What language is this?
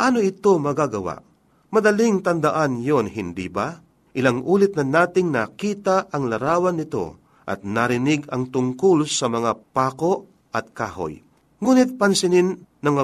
Filipino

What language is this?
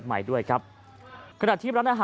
Thai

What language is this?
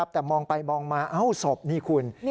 Thai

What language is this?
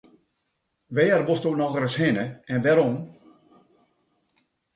Western Frisian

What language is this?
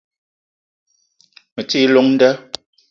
Eton (Cameroon)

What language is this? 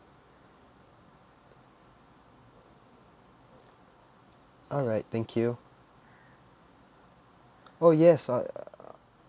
English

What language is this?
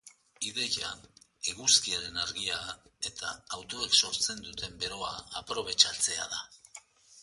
Basque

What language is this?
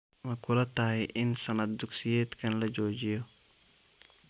Somali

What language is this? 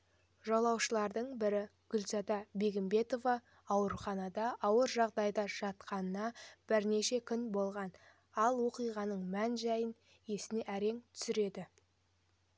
Kazakh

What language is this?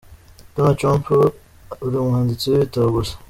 Kinyarwanda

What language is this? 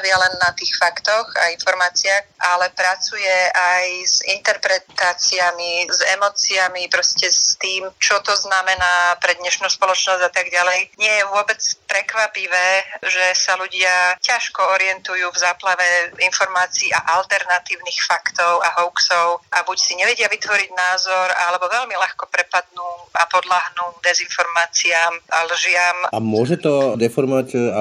Slovak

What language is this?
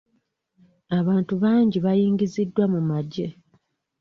Ganda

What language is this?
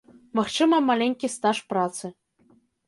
Belarusian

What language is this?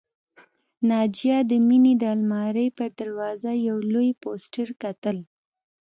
Pashto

